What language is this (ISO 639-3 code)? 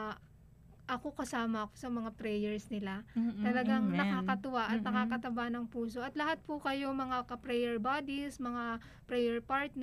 fil